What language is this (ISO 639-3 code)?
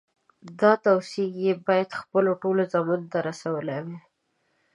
pus